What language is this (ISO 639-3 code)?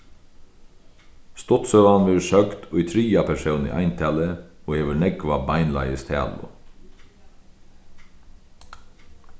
fao